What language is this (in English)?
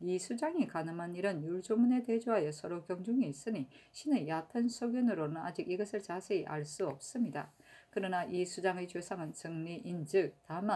Korean